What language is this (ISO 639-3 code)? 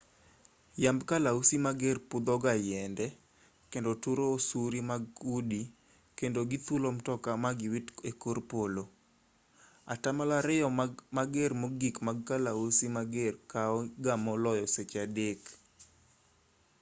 luo